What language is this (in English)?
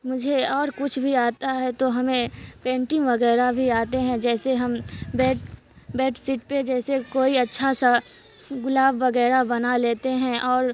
Urdu